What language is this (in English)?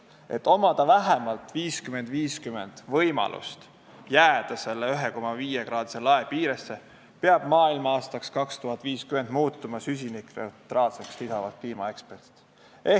Estonian